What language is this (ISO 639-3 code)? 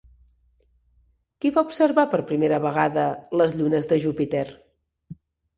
cat